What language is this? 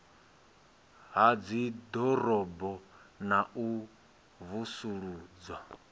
Venda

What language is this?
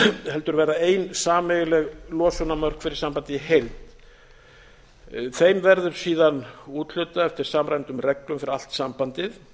Icelandic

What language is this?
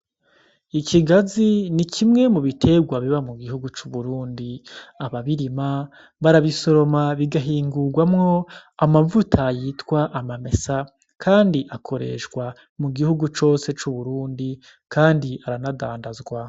Rundi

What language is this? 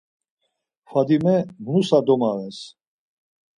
Laz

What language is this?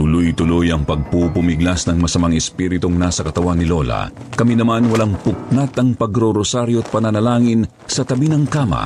Filipino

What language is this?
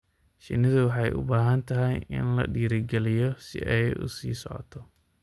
Somali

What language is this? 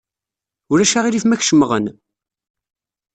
Kabyle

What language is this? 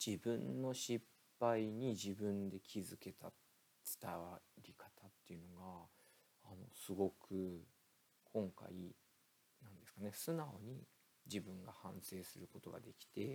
Japanese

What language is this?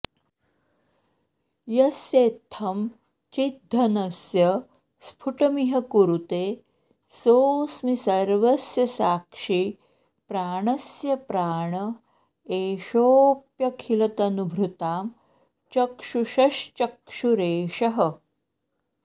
Sanskrit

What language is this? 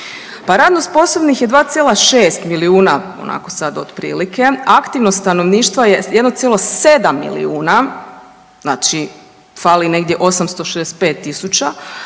Croatian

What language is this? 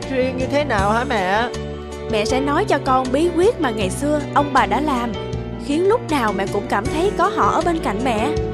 Vietnamese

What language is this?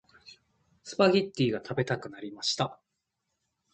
Japanese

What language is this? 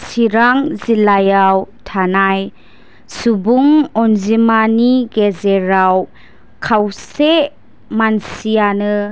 Bodo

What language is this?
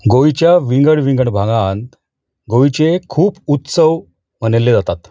Konkani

